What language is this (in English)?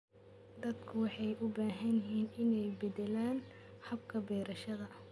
Somali